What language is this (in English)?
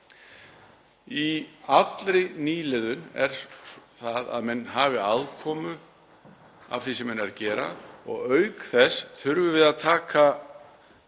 Icelandic